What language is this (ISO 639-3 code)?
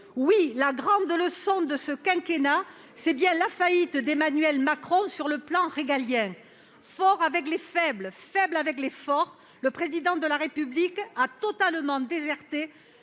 fra